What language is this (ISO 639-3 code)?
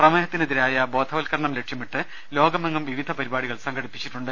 mal